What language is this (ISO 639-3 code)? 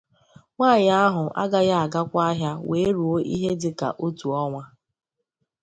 ibo